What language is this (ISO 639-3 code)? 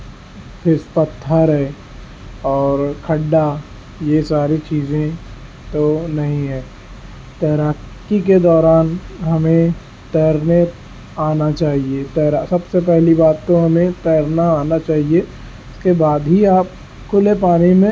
urd